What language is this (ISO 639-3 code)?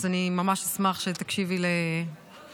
heb